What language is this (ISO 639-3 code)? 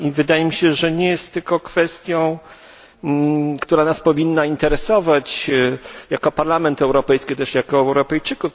pol